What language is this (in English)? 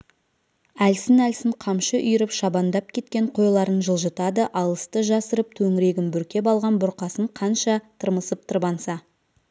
Kazakh